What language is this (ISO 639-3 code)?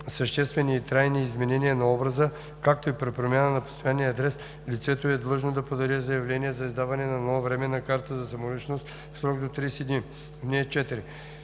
bul